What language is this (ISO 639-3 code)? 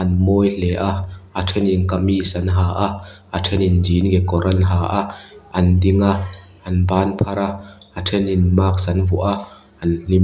lus